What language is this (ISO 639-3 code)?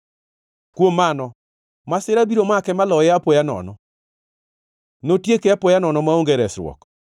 luo